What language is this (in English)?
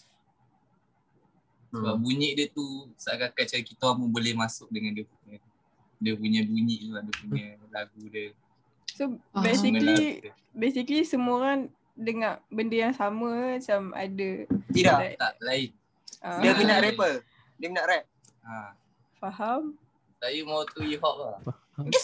Malay